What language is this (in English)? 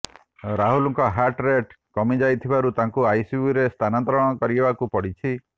Odia